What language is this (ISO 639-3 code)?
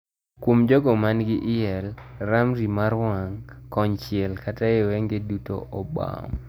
luo